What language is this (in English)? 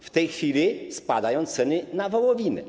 Polish